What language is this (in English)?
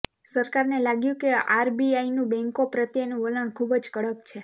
Gujarati